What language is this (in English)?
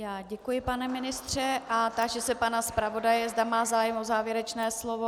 Czech